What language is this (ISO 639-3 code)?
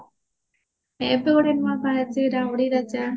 ori